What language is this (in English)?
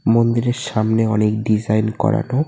Bangla